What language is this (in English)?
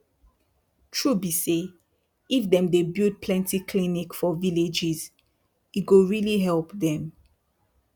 Nigerian Pidgin